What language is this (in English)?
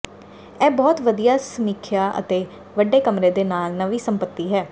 Punjabi